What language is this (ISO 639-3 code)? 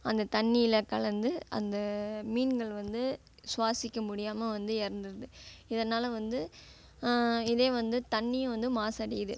tam